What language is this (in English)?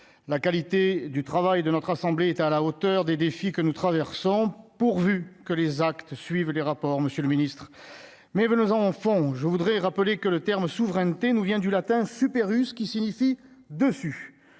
French